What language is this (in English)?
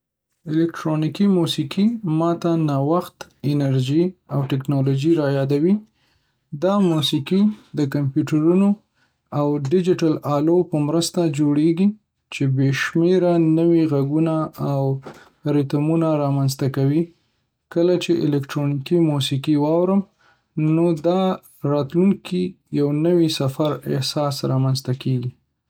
Pashto